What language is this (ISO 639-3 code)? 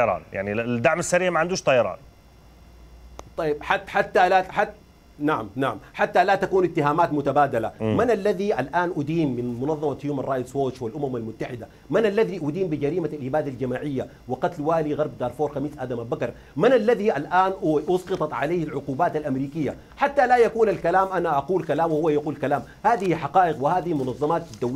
ara